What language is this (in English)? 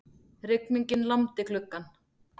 Icelandic